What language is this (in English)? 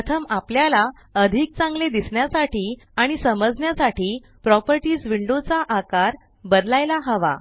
Marathi